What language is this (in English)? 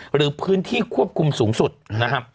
Thai